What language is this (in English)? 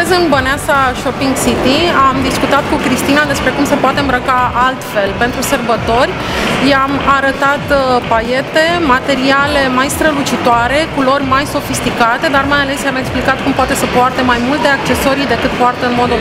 Romanian